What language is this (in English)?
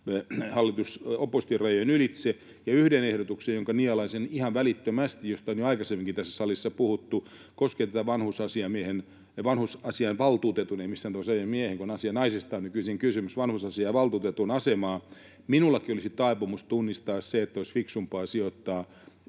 Finnish